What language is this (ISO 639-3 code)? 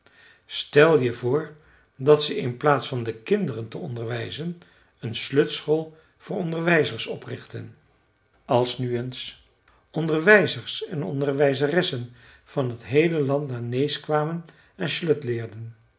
nld